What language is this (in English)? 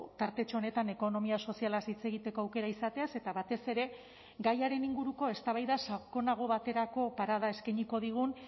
Basque